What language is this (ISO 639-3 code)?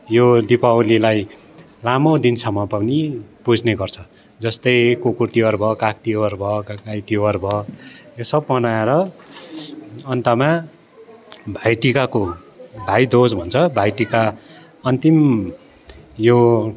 nep